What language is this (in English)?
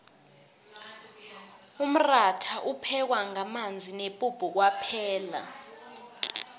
South Ndebele